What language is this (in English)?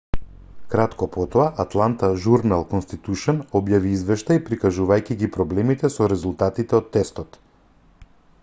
Macedonian